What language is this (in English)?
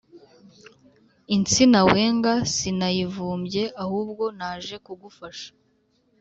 Kinyarwanda